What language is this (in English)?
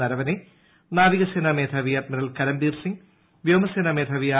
Malayalam